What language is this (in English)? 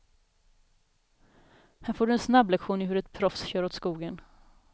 Swedish